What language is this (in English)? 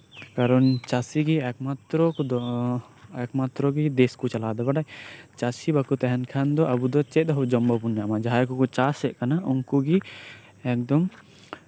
Santali